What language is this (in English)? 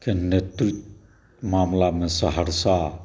Maithili